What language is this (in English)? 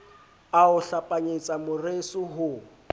Southern Sotho